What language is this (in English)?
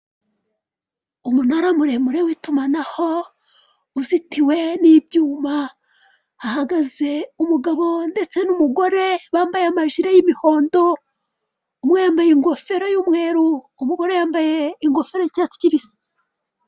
Kinyarwanda